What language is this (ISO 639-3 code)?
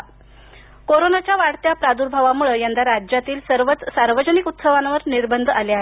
mar